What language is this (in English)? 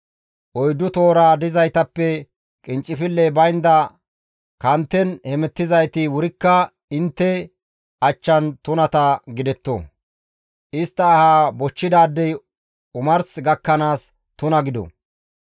Gamo